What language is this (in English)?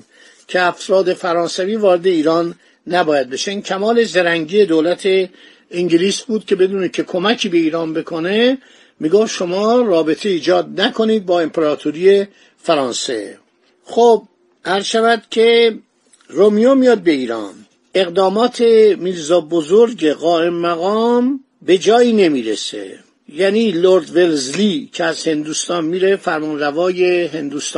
Persian